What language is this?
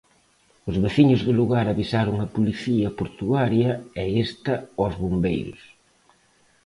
Galician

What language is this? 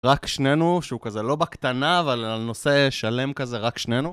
Hebrew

